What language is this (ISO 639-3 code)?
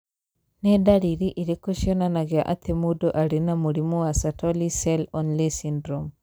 kik